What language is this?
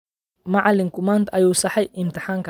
Somali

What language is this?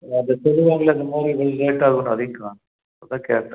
Tamil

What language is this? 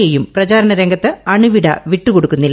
Malayalam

